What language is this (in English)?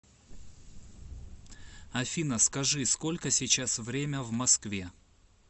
Russian